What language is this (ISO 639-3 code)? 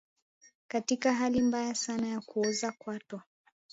swa